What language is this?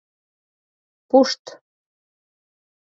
Mari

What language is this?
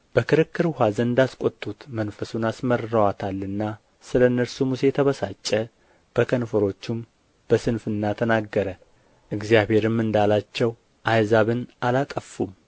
Amharic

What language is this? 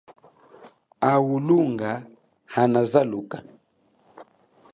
Chokwe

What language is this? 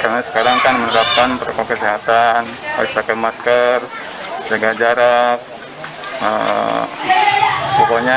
Indonesian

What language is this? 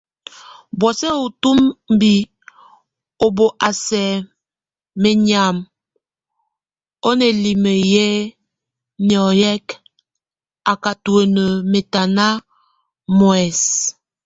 Tunen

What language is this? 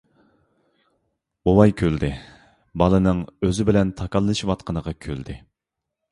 Uyghur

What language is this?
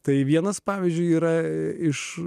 Lithuanian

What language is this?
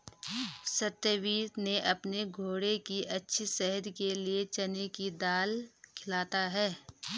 Hindi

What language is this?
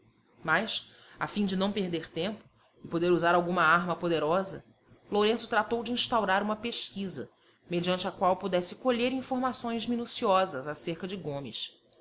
Portuguese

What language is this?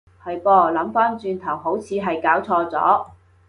Cantonese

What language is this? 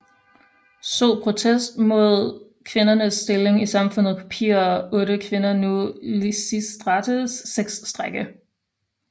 Danish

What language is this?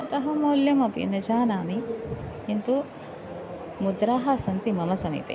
Sanskrit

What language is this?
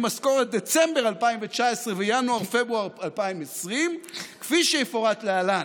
Hebrew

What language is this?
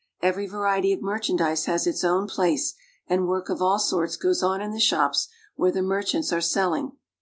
English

